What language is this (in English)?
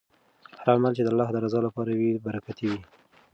Pashto